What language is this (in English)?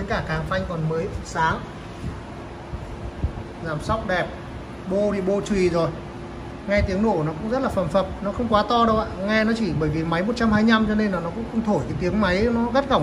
Vietnamese